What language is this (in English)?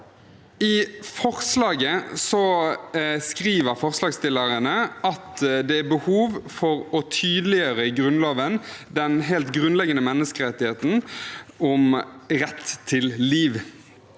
Norwegian